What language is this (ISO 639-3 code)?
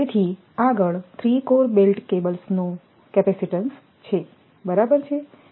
guj